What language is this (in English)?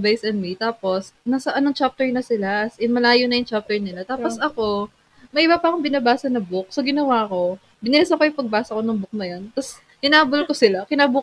Filipino